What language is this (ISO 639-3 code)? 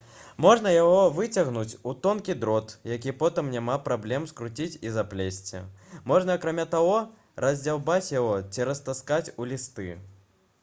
bel